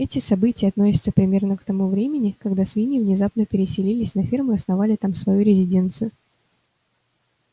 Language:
Russian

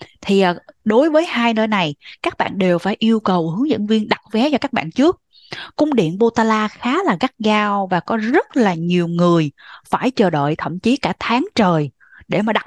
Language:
Vietnamese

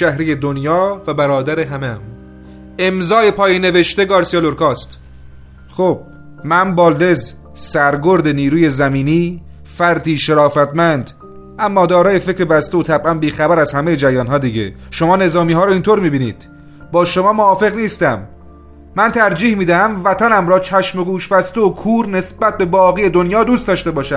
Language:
Persian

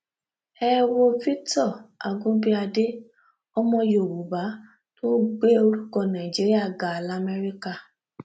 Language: Yoruba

